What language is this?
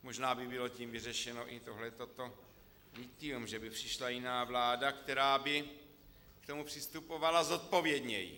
Czech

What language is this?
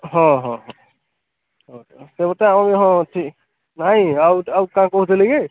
Odia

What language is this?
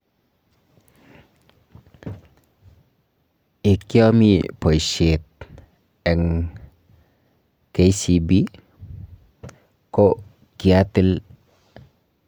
Kalenjin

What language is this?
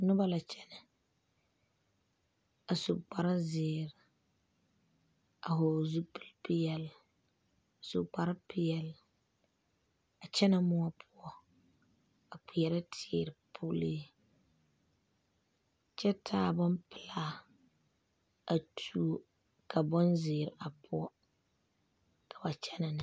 Southern Dagaare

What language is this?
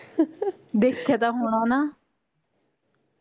Punjabi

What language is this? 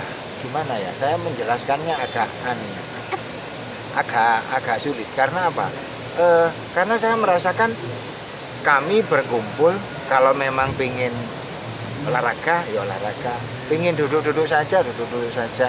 Indonesian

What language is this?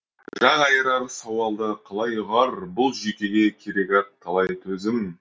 Kazakh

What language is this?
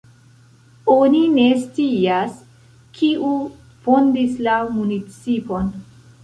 Esperanto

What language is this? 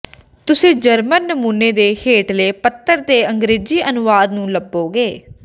Punjabi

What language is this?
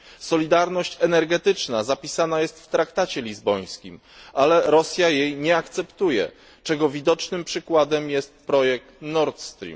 Polish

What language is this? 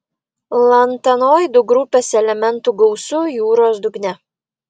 Lithuanian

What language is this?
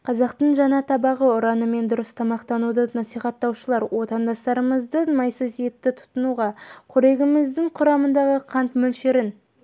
Kazakh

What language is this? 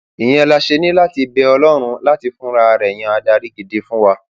Yoruba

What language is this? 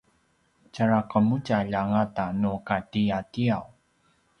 Paiwan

